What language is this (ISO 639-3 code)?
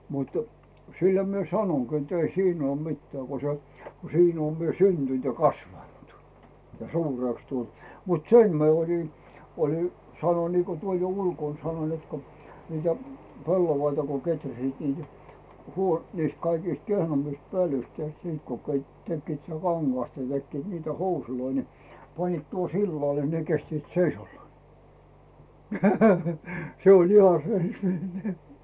fin